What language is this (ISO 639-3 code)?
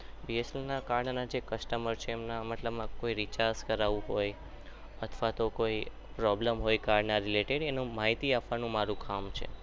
guj